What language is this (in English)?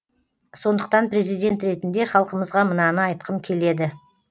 Kazakh